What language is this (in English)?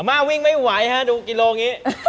Thai